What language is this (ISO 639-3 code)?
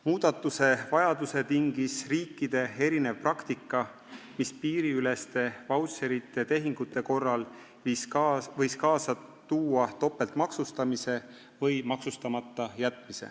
est